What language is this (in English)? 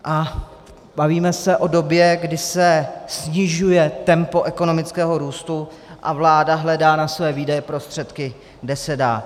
Czech